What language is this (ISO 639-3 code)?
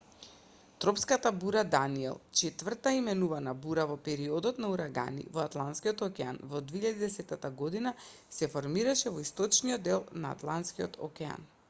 mkd